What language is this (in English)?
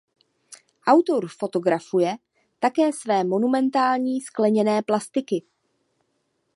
Czech